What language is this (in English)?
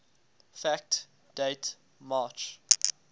English